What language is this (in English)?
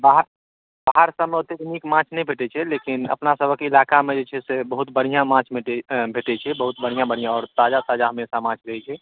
Maithili